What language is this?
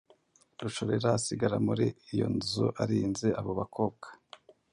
Kinyarwanda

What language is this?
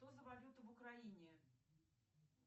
Russian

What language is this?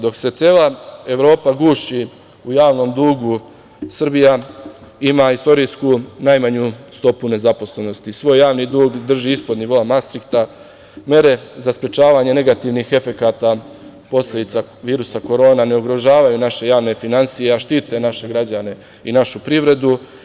Serbian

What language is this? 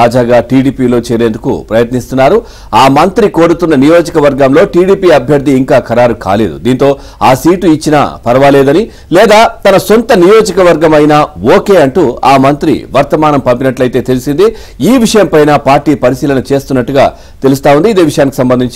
Telugu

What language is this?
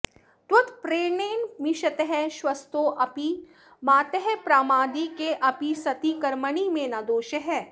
Sanskrit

